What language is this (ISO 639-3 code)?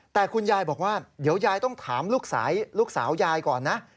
tha